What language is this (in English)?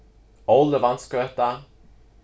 Faroese